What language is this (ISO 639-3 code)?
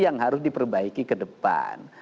ind